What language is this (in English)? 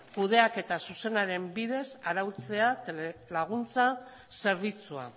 Basque